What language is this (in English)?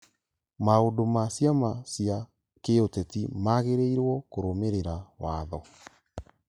Kikuyu